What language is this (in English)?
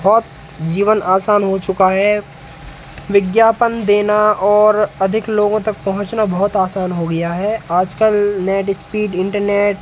Hindi